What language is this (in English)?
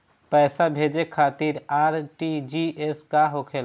Bhojpuri